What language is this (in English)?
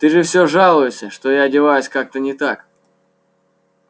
Russian